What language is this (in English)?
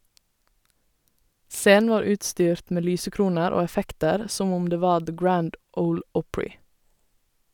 Norwegian